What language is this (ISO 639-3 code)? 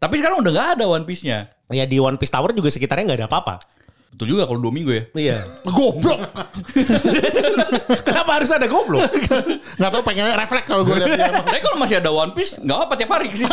ind